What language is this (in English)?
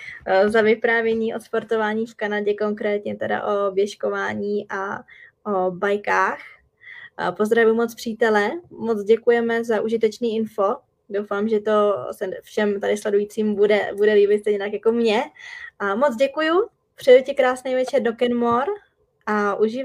Czech